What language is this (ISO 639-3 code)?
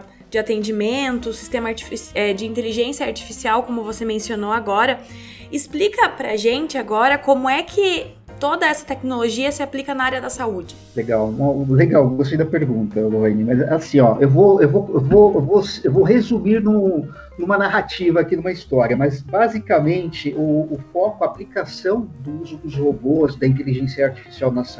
por